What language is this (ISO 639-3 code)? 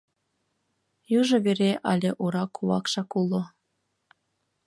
chm